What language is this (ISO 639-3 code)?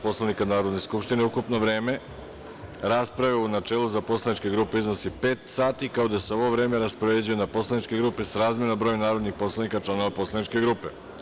srp